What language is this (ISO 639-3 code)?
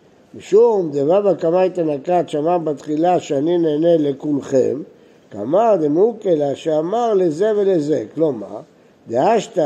heb